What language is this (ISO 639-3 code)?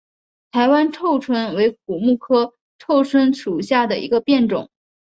zho